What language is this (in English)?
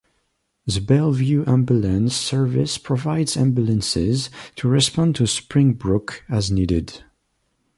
English